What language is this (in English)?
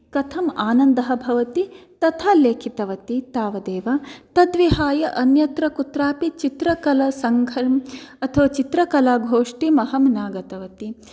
Sanskrit